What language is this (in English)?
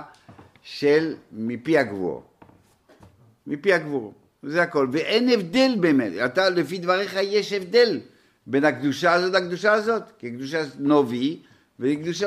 Hebrew